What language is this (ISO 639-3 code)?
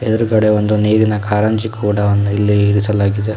kan